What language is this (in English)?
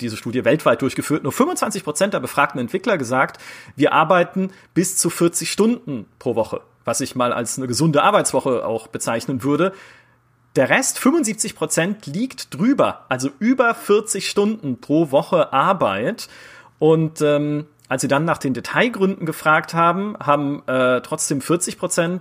German